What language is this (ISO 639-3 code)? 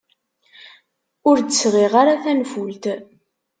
kab